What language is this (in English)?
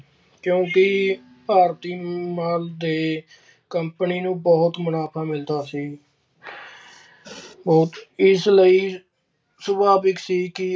Punjabi